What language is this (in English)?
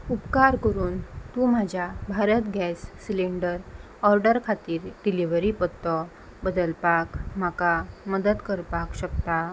Konkani